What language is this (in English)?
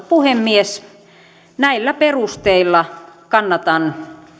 Finnish